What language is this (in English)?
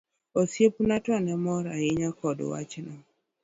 Luo (Kenya and Tanzania)